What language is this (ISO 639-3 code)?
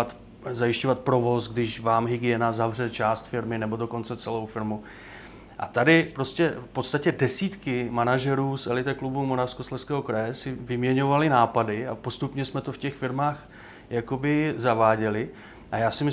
ces